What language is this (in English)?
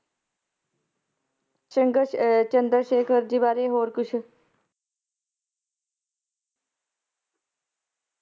Punjabi